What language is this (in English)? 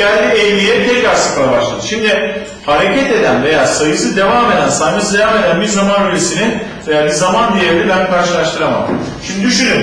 Turkish